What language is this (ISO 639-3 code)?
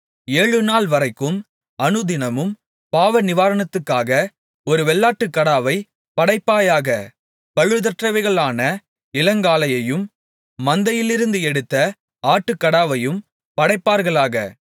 tam